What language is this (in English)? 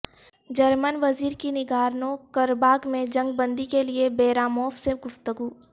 Urdu